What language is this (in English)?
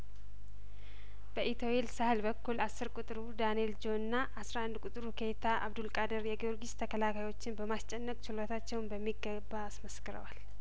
Amharic